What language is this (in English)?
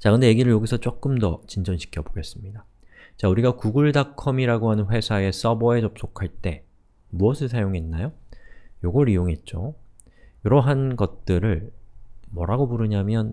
Korean